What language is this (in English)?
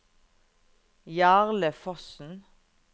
Norwegian